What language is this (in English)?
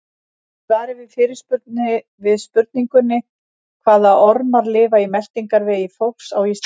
Icelandic